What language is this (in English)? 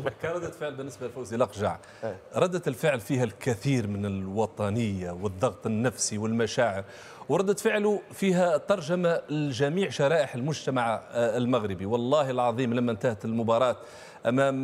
Arabic